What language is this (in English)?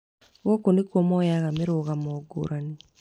Kikuyu